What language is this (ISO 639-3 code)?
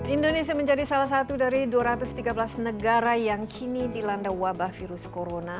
ind